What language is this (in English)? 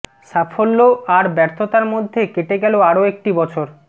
Bangla